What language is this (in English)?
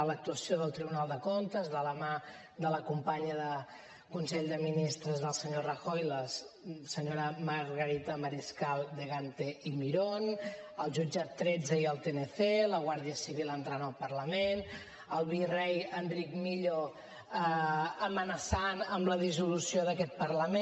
Catalan